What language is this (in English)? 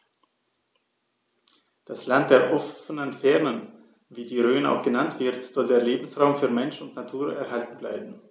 German